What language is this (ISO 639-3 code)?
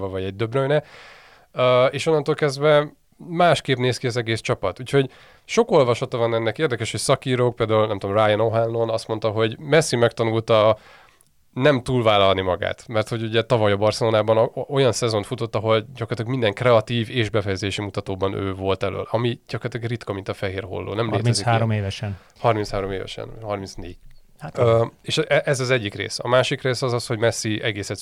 hun